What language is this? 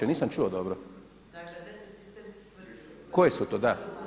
Croatian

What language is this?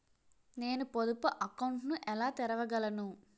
Telugu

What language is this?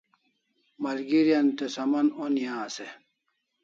Kalasha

